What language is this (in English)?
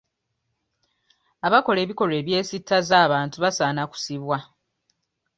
Ganda